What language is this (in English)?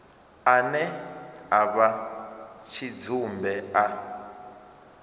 Venda